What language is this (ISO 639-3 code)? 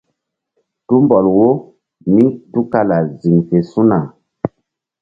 mdd